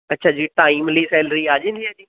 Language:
Punjabi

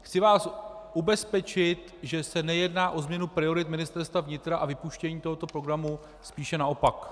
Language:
Czech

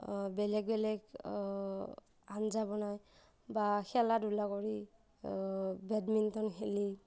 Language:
Assamese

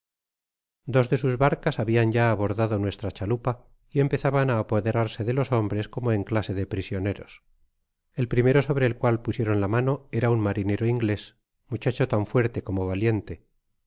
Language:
Spanish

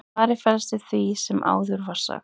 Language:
Icelandic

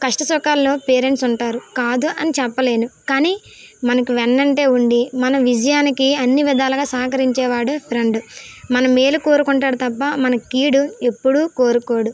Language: Telugu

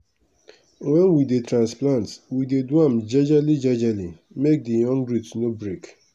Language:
Nigerian Pidgin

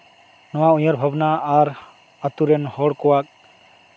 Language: Santali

